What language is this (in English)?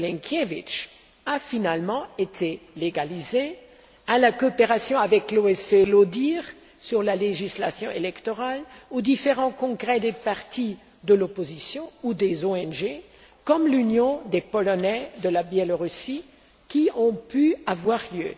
French